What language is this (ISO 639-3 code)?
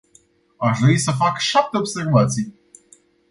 ron